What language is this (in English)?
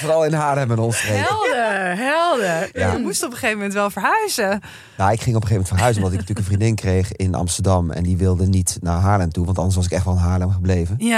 Dutch